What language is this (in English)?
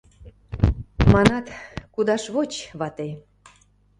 Mari